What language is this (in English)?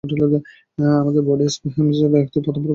Bangla